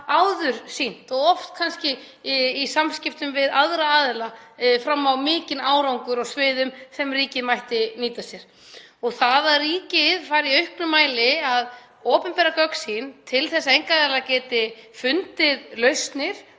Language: Icelandic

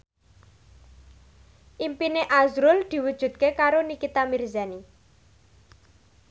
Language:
Javanese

